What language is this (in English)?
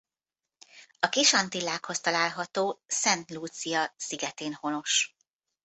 Hungarian